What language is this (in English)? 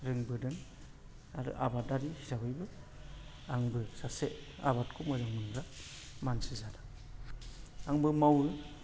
Bodo